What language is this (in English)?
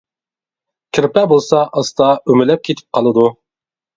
Uyghur